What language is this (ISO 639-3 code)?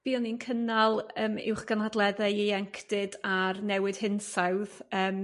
cym